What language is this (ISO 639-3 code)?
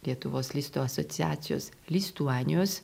lit